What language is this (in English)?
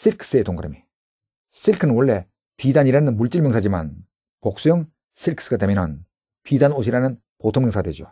Korean